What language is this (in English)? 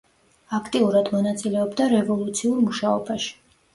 Georgian